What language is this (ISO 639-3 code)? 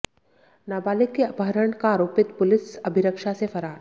hin